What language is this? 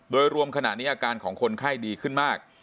Thai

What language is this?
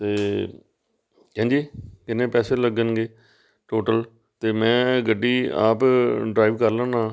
Punjabi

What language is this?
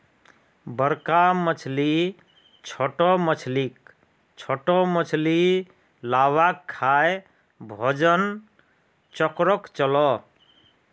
Magahi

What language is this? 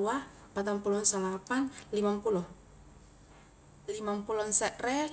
Highland Konjo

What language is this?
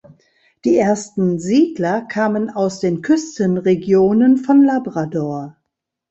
German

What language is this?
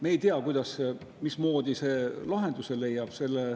Estonian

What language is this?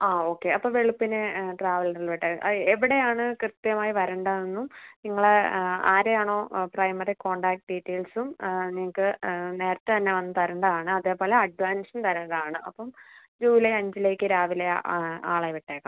Malayalam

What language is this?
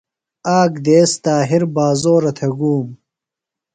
Phalura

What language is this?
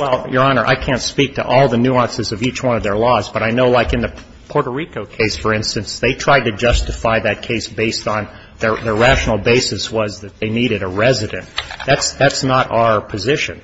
English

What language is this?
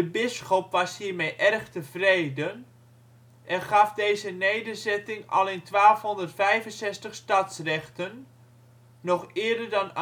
Dutch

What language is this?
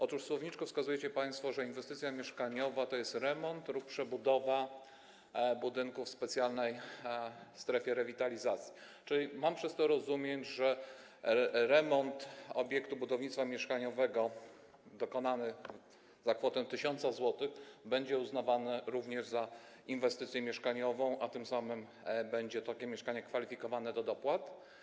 Polish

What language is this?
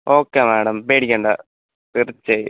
Malayalam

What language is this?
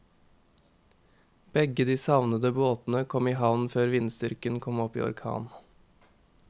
Norwegian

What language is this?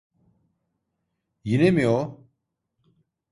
Turkish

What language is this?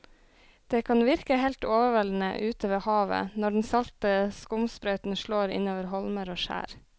Norwegian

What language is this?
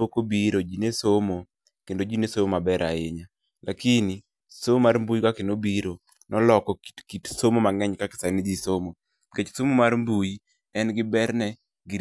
Luo (Kenya and Tanzania)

